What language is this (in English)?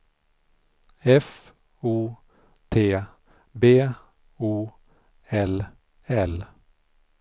Swedish